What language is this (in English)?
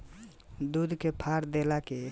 Bhojpuri